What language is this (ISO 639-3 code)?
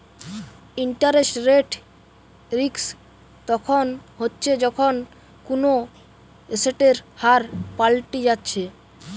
ben